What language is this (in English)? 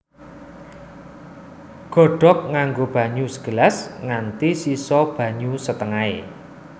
Javanese